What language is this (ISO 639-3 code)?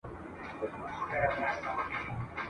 pus